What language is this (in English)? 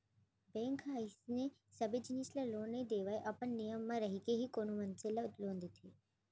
Chhattisgarhi